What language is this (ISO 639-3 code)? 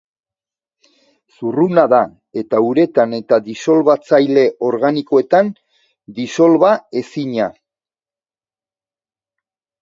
eus